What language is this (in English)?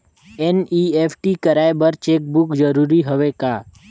Chhattisgarhi